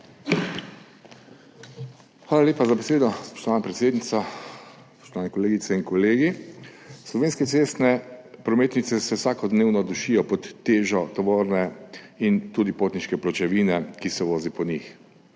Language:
Slovenian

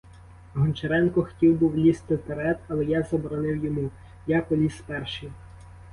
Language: Ukrainian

